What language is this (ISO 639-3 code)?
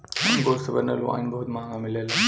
bho